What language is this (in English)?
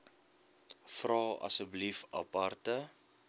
Afrikaans